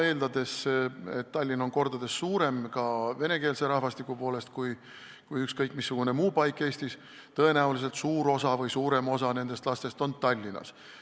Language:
Estonian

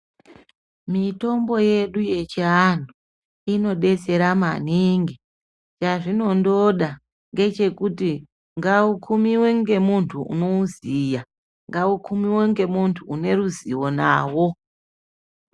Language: Ndau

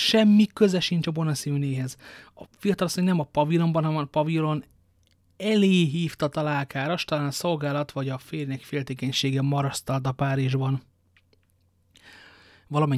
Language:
Hungarian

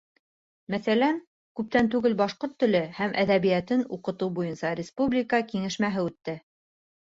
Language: Bashkir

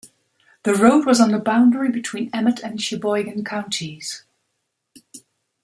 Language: English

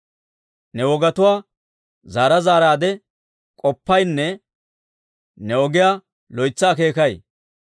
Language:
Dawro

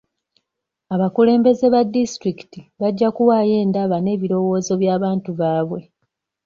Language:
Ganda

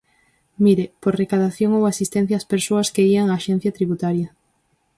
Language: Galician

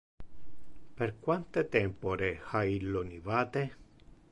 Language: Interlingua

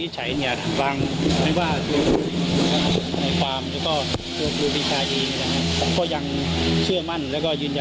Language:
Thai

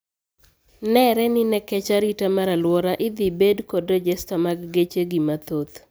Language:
Luo (Kenya and Tanzania)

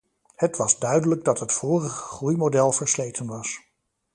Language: Dutch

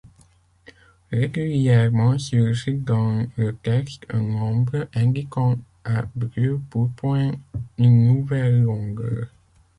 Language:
French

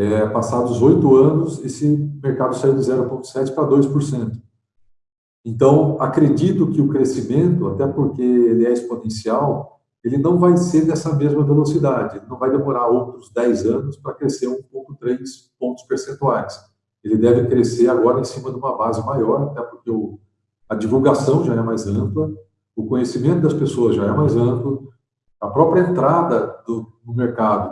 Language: Portuguese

